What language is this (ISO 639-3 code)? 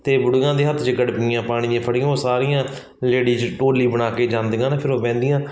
pan